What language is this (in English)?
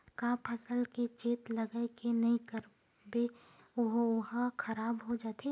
Chhattisgarhi